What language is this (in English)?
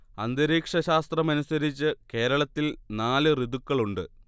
Malayalam